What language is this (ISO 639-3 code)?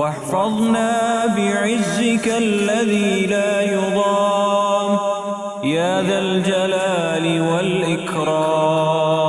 ara